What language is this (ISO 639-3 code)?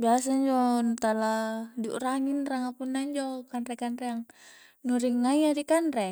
kjc